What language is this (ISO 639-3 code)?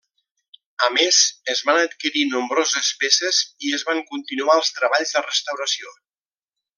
cat